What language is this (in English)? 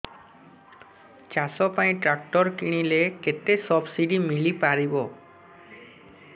Odia